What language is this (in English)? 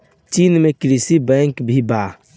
Bhojpuri